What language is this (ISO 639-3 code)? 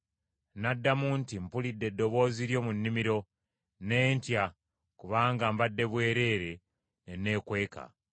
lug